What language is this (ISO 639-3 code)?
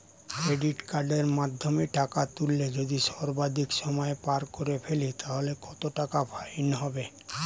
ben